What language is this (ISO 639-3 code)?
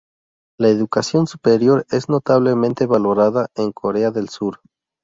spa